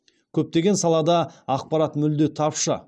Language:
Kazakh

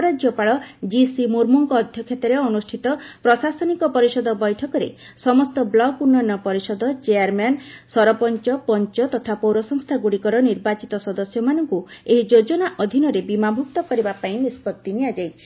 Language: Odia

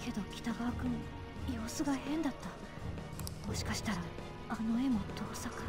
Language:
Japanese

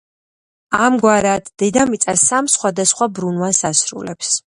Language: Georgian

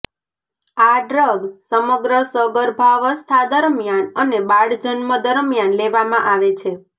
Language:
Gujarati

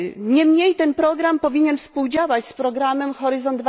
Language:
Polish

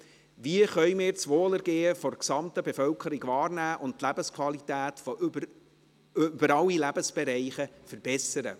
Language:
Swiss German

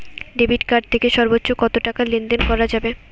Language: Bangla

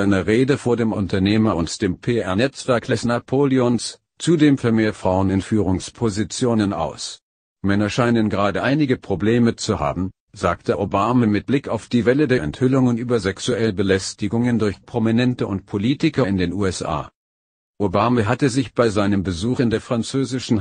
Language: German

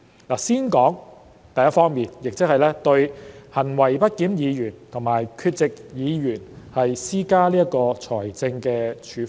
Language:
Cantonese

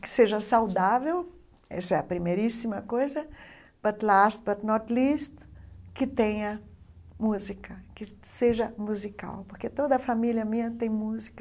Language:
Portuguese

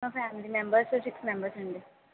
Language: Telugu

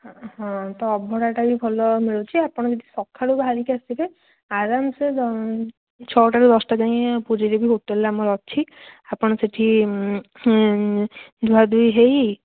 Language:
Odia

